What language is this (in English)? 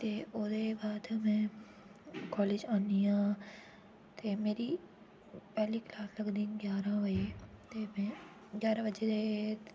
Dogri